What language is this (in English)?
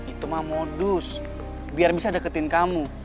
Indonesian